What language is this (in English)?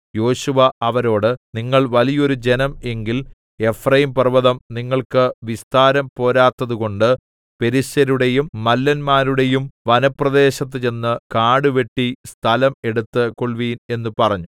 Malayalam